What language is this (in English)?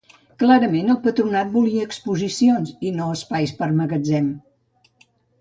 Catalan